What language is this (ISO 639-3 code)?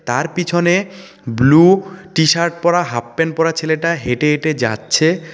ben